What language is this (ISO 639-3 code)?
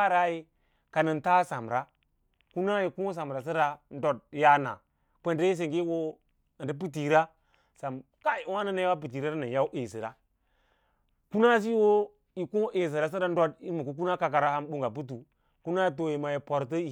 lla